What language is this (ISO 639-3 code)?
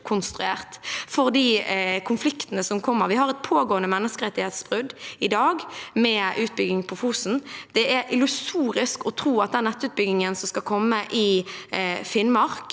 nor